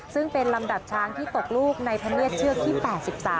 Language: Thai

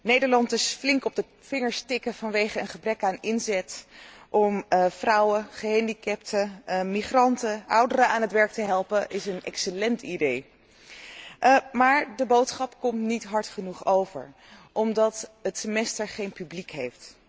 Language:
Dutch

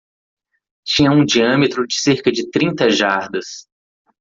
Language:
Portuguese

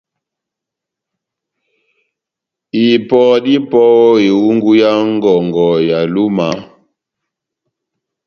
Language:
Batanga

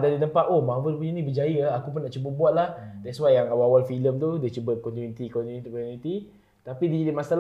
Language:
Malay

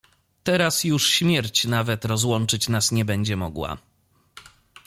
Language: Polish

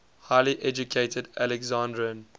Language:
English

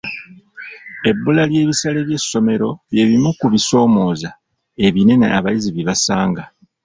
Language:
Ganda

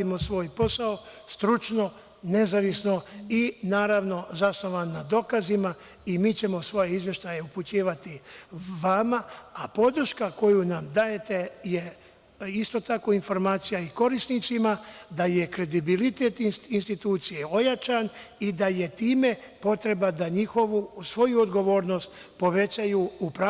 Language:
Serbian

